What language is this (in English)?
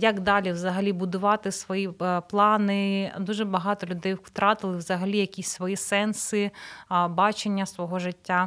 Ukrainian